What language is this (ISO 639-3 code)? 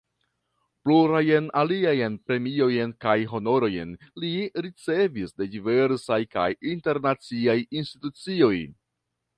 epo